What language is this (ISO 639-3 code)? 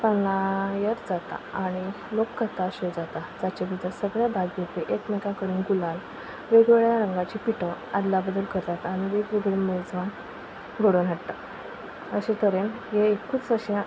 kok